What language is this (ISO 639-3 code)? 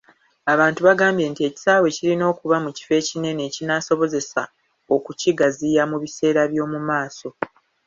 lug